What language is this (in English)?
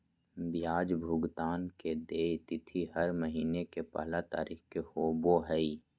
Magahi